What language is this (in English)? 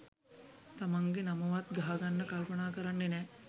Sinhala